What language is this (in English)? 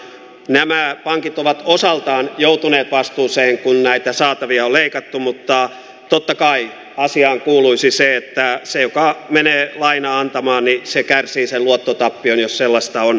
Finnish